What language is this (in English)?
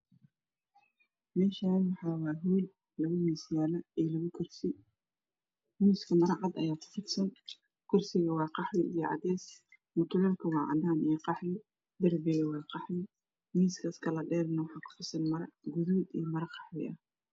Somali